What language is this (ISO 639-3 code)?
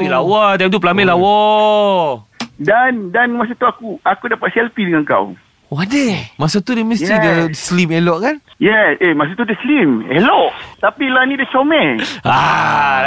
msa